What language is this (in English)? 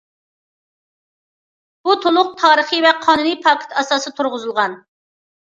Uyghur